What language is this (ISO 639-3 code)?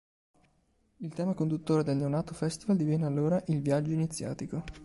ita